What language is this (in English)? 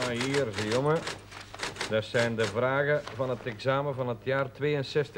Dutch